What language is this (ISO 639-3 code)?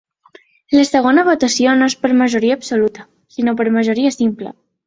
cat